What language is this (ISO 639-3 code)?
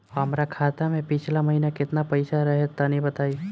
bho